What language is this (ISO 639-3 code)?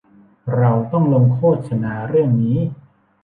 tha